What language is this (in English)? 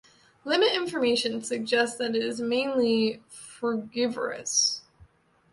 English